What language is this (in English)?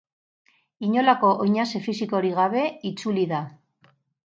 Basque